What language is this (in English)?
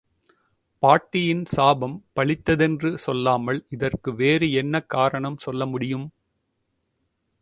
Tamil